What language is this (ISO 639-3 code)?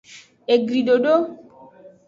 ajg